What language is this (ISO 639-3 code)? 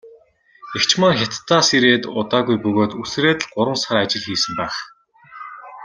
mon